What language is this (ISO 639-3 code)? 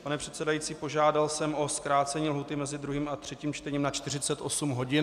ces